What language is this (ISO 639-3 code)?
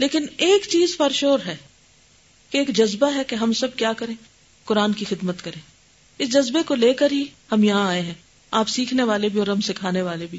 urd